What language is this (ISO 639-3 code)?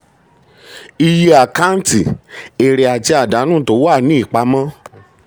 yor